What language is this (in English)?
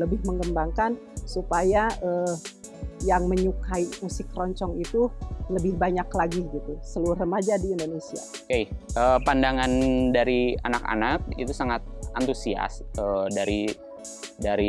Indonesian